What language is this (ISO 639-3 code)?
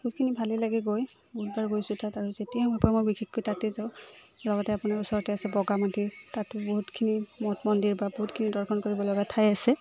asm